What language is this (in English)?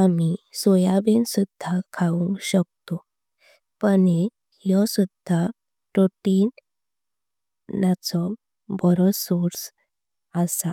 Konkani